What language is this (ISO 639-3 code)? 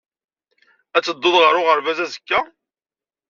kab